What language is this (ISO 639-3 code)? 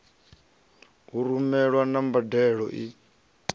ven